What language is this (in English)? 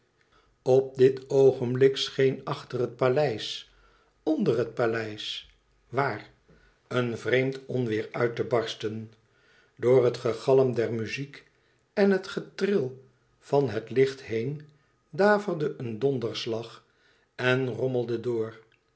Dutch